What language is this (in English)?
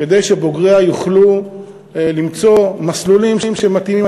Hebrew